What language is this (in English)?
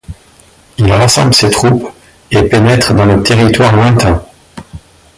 French